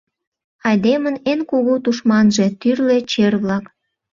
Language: Mari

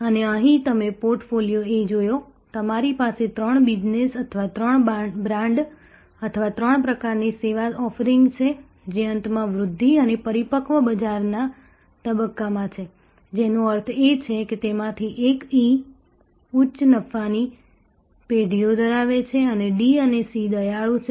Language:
Gujarati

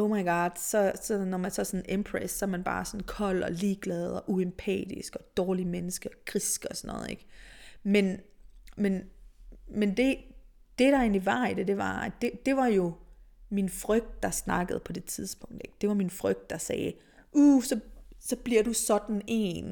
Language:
Danish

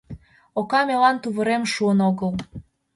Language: Mari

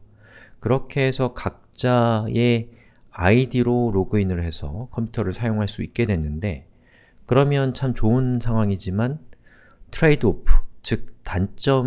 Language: Korean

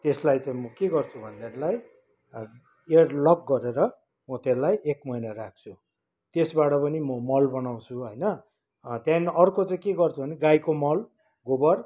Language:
Nepali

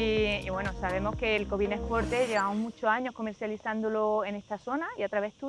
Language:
Spanish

